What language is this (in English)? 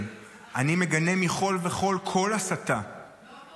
Hebrew